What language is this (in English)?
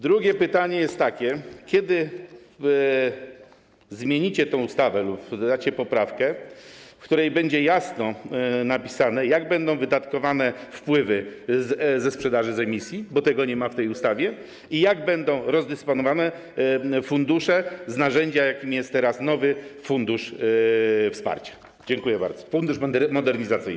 Polish